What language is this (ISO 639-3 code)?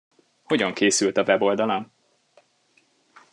hun